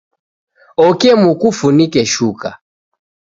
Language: Taita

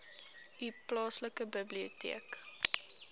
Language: Afrikaans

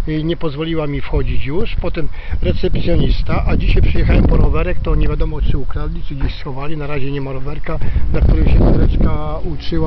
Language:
Polish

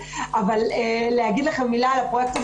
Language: Hebrew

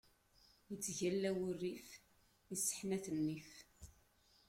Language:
Kabyle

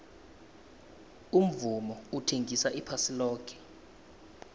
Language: South Ndebele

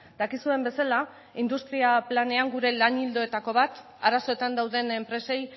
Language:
Basque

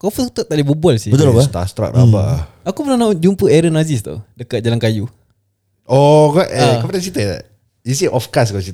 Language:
Malay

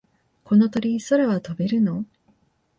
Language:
Japanese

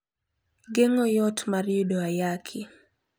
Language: Luo (Kenya and Tanzania)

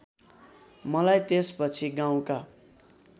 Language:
Nepali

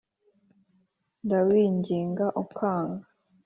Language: Kinyarwanda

